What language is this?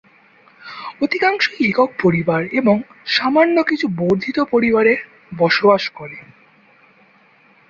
Bangla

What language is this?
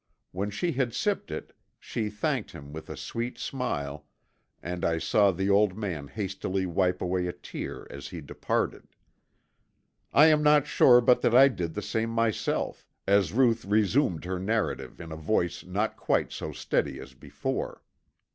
English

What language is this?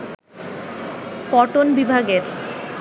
Bangla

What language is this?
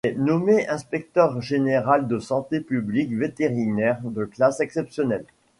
French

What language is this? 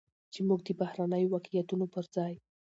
Pashto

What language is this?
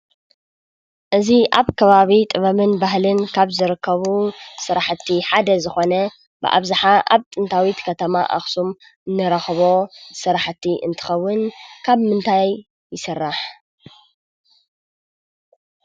Tigrinya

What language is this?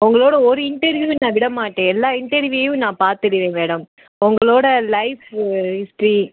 Tamil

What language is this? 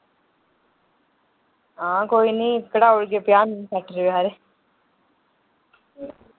Dogri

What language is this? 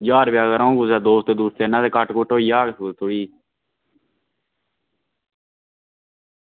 Dogri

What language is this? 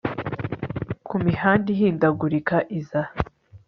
Kinyarwanda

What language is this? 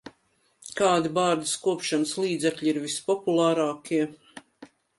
Latvian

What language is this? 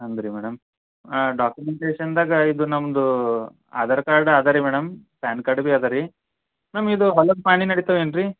Kannada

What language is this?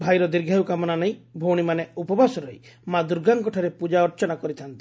Odia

